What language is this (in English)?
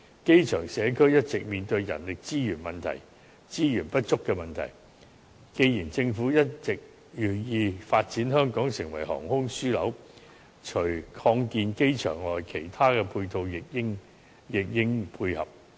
Cantonese